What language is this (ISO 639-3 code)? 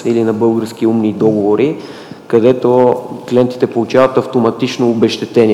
bul